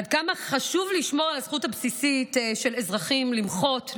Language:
Hebrew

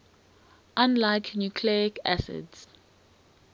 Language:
English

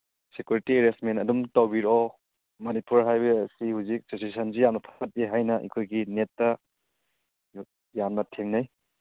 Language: Manipuri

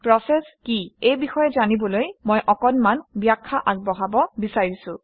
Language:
Assamese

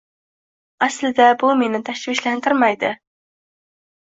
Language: Uzbek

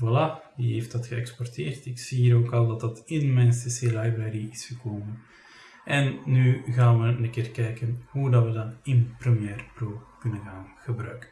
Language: Dutch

